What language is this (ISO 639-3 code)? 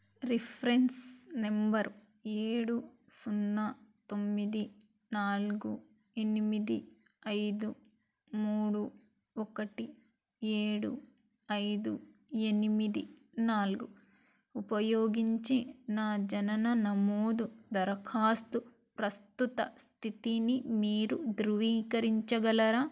tel